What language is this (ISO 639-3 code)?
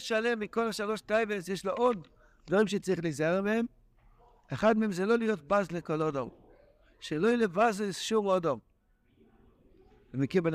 heb